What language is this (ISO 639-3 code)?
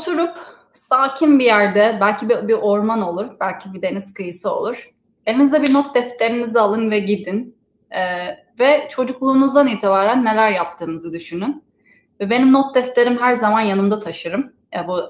tur